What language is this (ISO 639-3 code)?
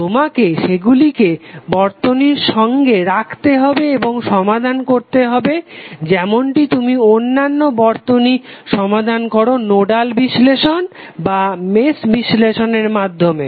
ben